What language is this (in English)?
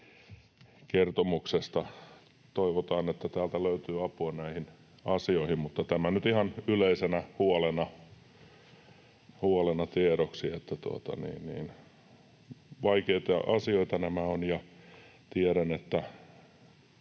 Finnish